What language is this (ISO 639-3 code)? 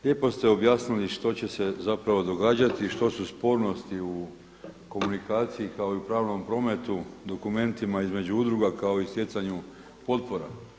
hrv